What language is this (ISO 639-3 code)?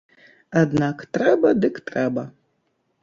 bel